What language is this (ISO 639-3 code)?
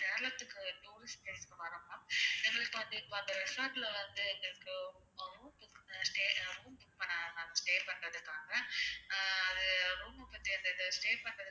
tam